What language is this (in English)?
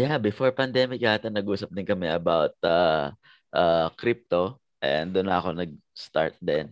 Filipino